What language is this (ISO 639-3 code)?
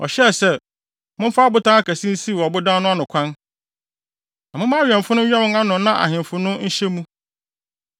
aka